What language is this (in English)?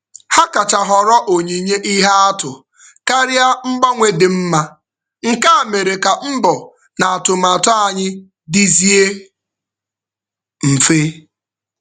Igbo